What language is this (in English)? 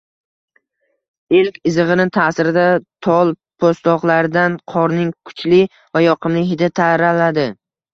Uzbek